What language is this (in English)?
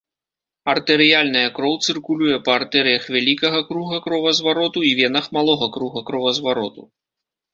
Belarusian